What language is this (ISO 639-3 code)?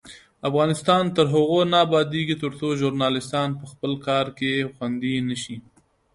pus